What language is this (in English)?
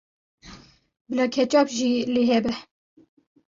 Kurdish